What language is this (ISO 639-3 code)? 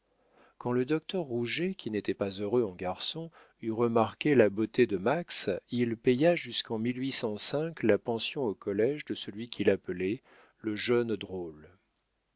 fra